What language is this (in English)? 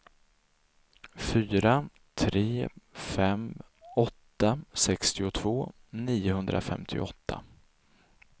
Swedish